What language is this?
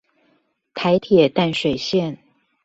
Chinese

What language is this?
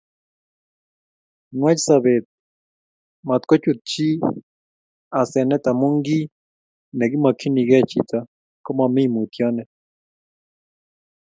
Kalenjin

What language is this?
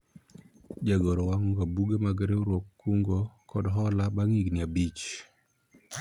Luo (Kenya and Tanzania)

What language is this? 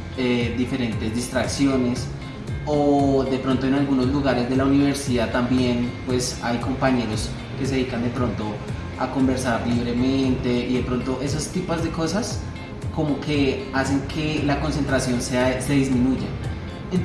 Spanish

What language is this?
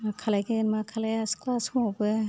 Bodo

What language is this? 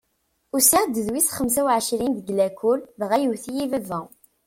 Kabyle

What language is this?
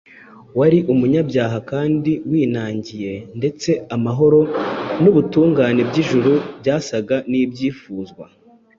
Kinyarwanda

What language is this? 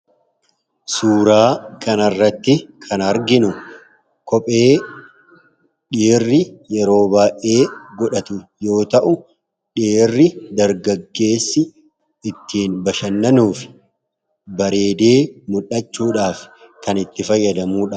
Oromo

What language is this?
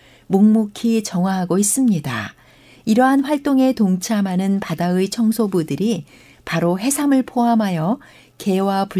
Korean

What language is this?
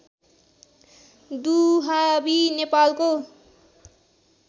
Nepali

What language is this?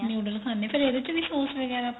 Punjabi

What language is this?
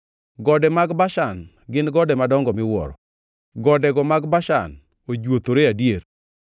Luo (Kenya and Tanzania)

